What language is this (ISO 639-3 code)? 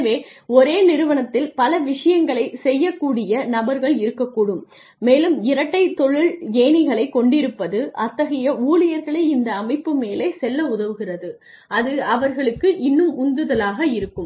tam